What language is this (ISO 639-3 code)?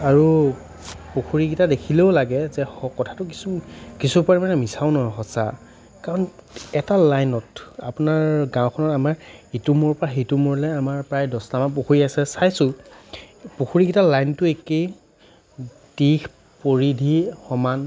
asm